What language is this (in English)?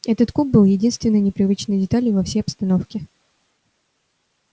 Russian